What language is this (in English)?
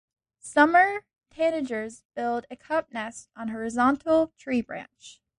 English